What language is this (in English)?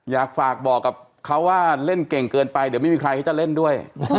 Thai